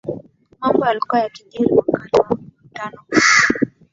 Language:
Swahili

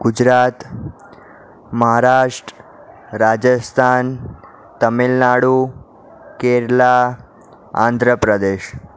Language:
Gujarati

